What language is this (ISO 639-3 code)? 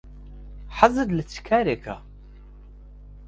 ckb